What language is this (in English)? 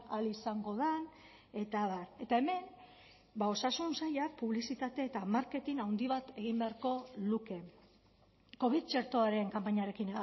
Basque